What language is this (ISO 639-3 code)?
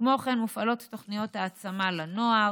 heb